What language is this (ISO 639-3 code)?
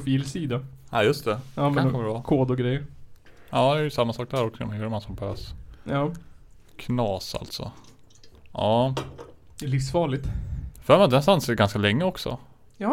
swe